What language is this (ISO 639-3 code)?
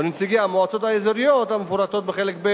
heb